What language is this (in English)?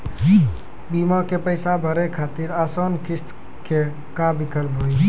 Maithili